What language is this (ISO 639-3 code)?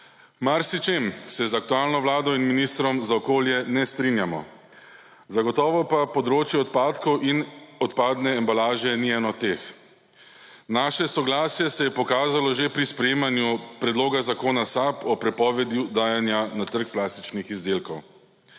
slv